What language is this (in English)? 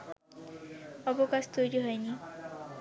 Bangla